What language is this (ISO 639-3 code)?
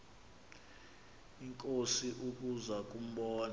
xho